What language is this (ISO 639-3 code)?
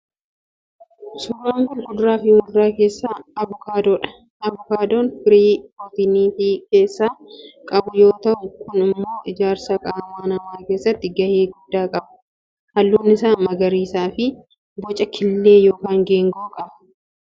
orm